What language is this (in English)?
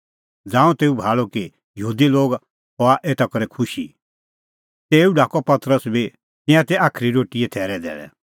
Kullu Pahari